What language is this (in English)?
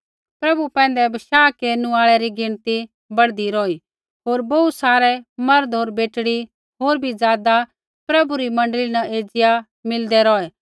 Kullu Pahari